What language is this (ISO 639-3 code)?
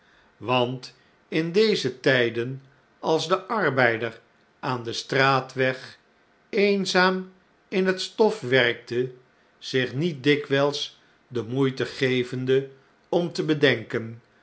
nld